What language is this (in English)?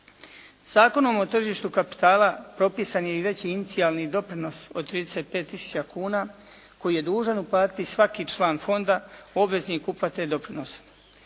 Croatian